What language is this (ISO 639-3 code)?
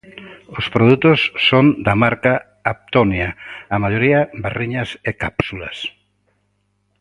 glg